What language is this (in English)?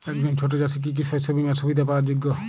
Bangla